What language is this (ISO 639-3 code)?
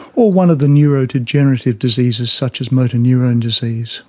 eng